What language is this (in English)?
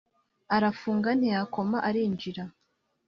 Kinyarwanda